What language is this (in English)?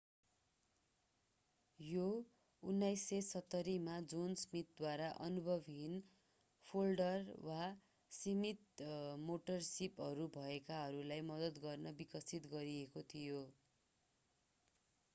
Nepali